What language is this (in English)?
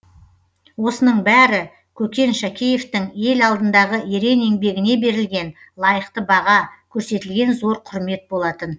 Kazakh